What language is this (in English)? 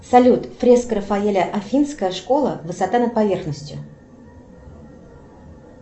Russian